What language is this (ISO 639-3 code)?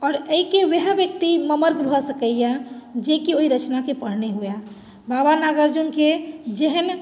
mai